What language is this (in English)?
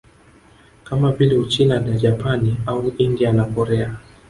Swahili